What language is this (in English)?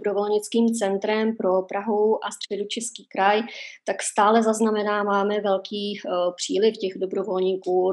Czech